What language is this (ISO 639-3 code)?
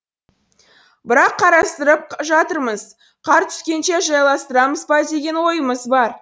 kaz